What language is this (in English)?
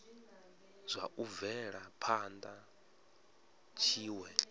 Venda